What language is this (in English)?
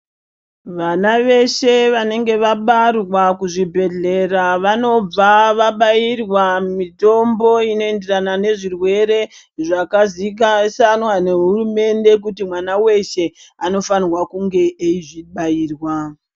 Ndau